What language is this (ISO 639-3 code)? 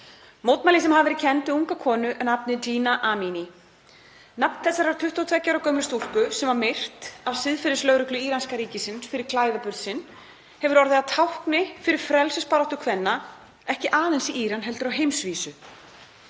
isl